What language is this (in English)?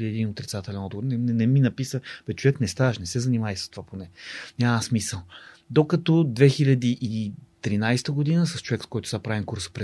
Bulgarian